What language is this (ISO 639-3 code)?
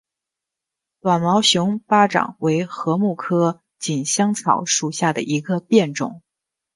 zho